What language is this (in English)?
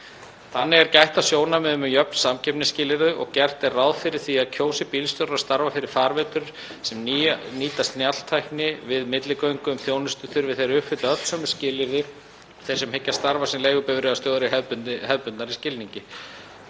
Icelandic